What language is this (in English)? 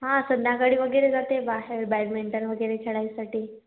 Marathi